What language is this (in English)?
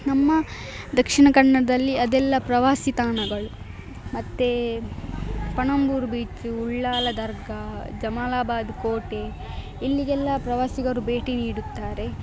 Kannada